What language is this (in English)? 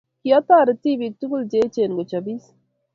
Kalenjin